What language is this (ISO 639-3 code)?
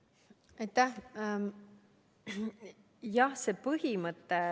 est